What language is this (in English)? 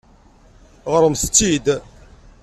Kabyle